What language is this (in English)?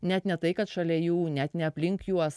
Lithuanian